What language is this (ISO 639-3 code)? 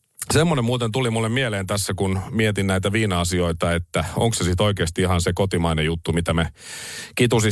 fin